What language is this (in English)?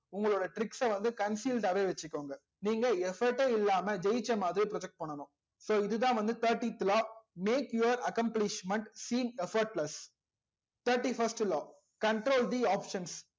Tamil